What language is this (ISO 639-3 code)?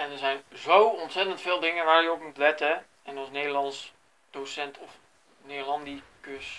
nld